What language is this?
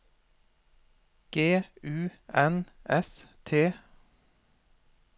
Norwegian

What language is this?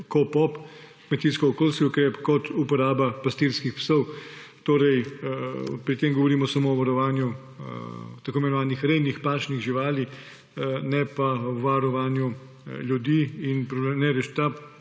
Slovenian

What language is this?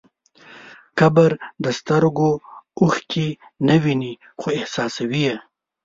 Pashto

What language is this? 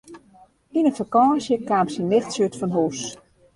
Western Frisian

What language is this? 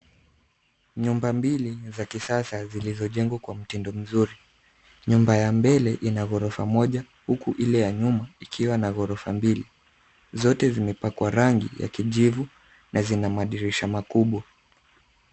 Swahili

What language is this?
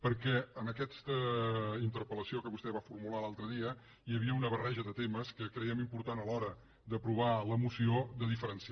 Catalan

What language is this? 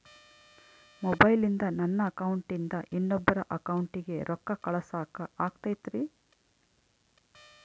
Kannada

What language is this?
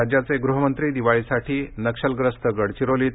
Marathi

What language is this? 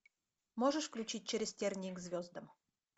Russian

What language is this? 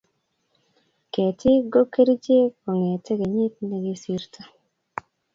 Kalenjin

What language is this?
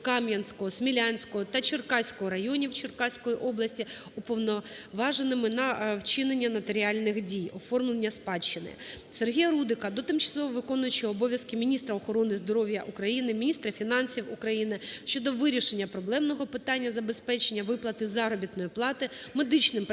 Ukrainian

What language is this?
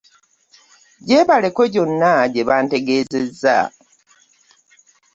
Ganda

